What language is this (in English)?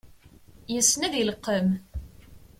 Kabyle